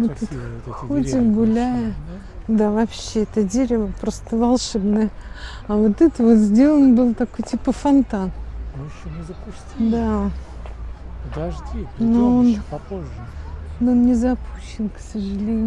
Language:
Russian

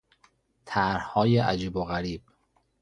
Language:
Persian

